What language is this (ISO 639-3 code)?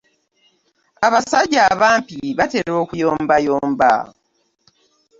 lug